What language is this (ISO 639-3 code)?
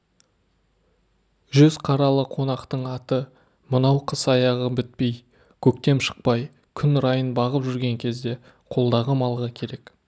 kaz